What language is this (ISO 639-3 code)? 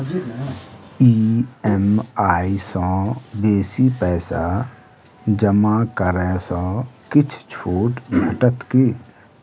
mai